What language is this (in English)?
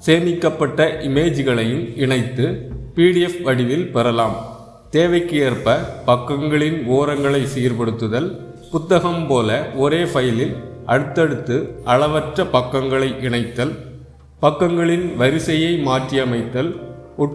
Tamil